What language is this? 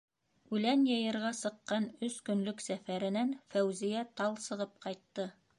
Bashkir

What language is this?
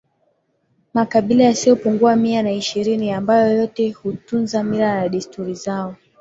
Swahili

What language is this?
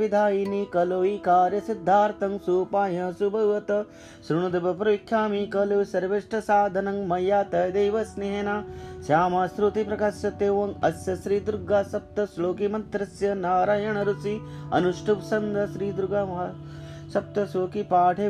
Hindi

